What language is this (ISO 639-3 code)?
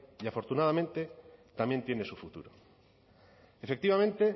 spa